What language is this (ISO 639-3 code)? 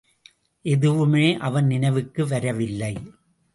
tam